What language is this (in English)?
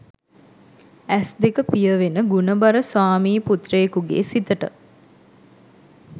Sinhala